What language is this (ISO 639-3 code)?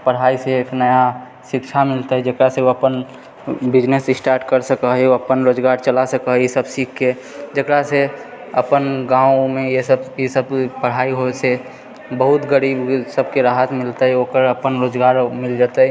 mai